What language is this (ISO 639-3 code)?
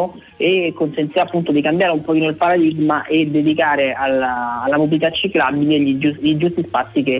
ita